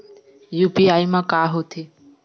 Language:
Chhattisgarhi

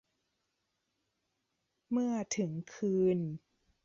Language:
Thai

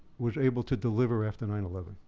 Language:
English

